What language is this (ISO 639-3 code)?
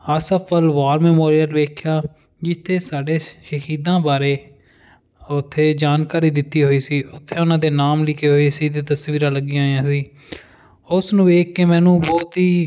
pan